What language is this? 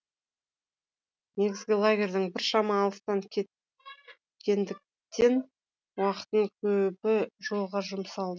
Kazakh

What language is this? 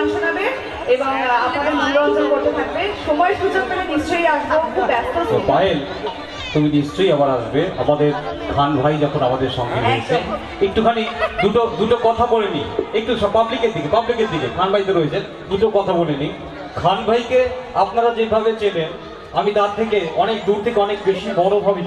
Thai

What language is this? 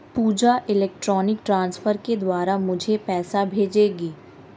Hindi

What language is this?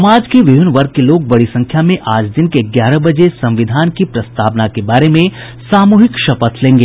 Hindi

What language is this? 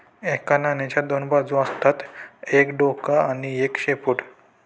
Marathi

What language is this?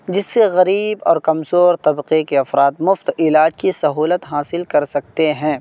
Urdu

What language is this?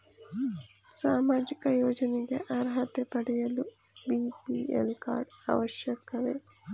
Kannada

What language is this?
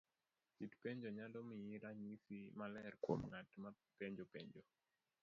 Luo (Kenya and Tanzania)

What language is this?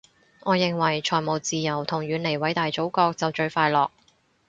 Cantonese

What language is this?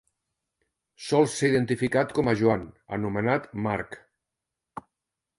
Catalan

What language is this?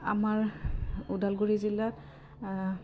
Assamese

